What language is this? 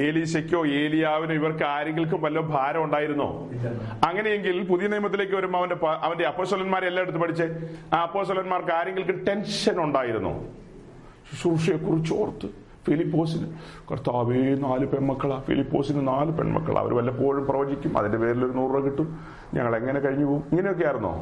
Malayalam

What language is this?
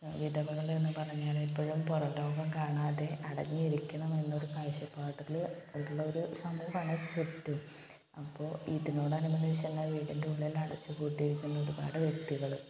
Malayalam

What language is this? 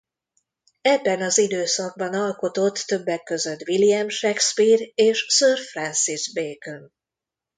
Hungarian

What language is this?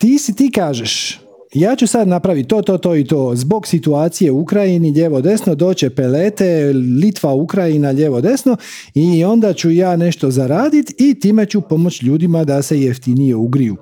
Croatian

